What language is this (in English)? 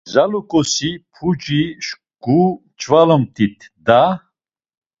Laz